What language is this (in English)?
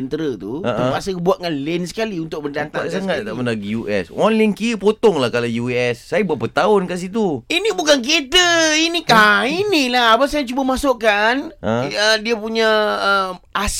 Malay